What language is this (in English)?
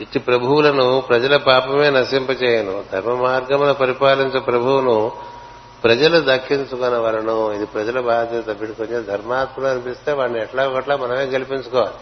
Telugu